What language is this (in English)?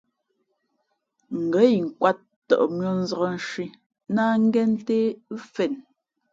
Fe'fe'